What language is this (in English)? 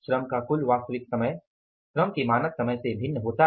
Hindi